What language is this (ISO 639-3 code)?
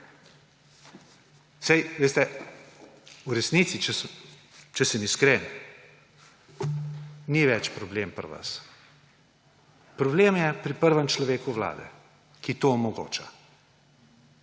slv